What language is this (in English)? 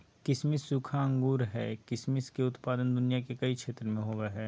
Magahi